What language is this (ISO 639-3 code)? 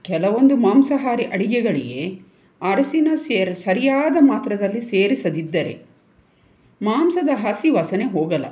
kan